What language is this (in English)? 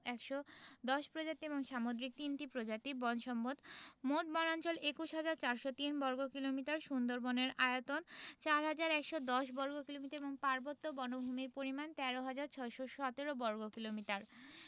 Bangla